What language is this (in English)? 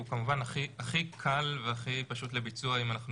Hebrew